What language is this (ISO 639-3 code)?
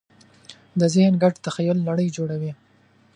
pus